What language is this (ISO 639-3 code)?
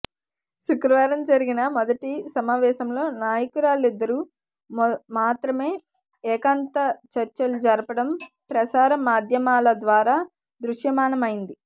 tel